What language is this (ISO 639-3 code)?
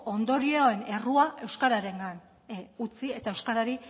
eus